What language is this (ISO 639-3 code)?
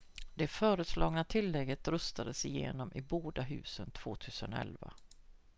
swe